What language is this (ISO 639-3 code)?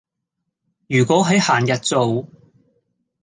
yue